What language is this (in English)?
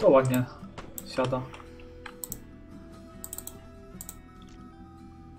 Polish